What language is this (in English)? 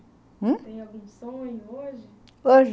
Portuguese